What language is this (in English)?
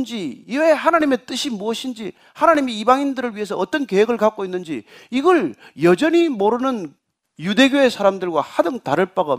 Korean